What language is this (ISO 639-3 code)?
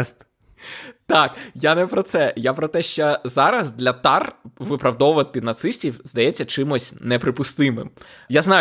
ukr